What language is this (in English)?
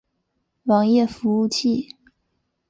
Chinese